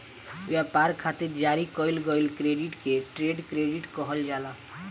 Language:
Bhojpuri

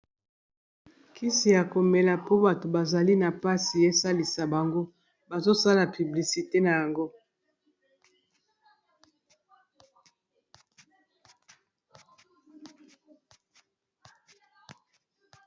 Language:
Lingala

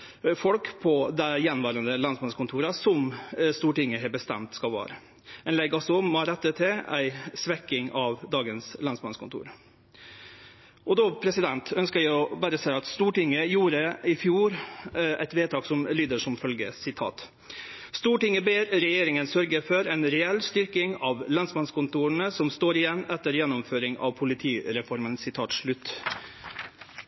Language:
Norwegian Nynorsk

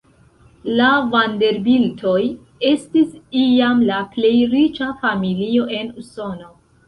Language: Esperanto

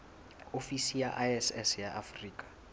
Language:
Southern Sotho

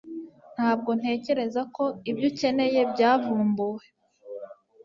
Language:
Kinyarwanda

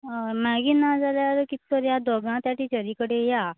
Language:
Konkani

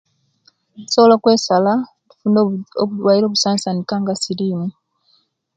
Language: Kenyi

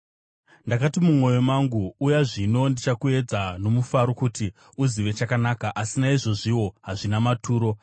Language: Shona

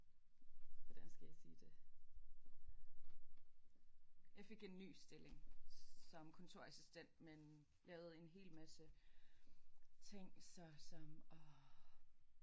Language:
Danish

